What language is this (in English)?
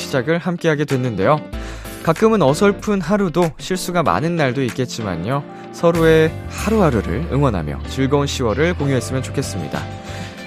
Korean